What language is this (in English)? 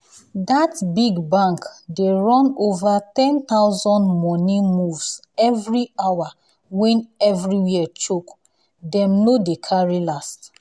Nigerian Pidgin